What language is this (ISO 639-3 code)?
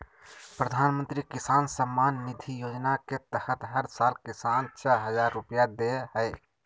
mag